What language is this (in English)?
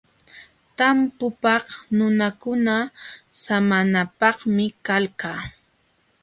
Jauja Wanca Quechua